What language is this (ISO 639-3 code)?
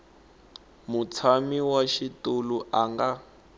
tso